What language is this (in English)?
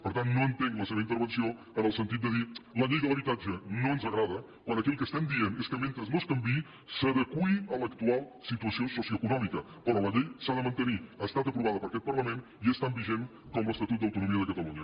Catalan